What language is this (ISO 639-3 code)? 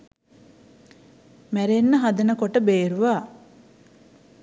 sin